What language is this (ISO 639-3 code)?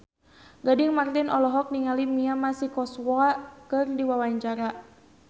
sun